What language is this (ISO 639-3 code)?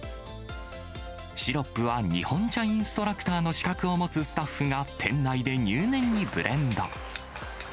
jpn